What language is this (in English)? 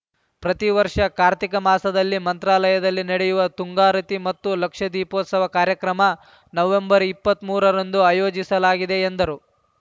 Kannada